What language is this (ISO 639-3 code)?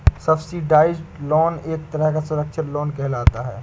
hin